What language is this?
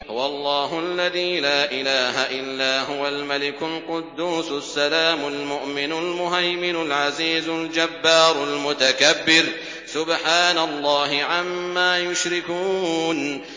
Arabic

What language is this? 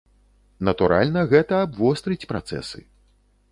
Belarusian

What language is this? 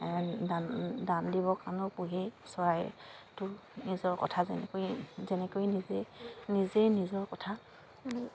Assamese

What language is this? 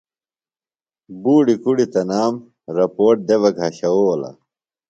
Phalura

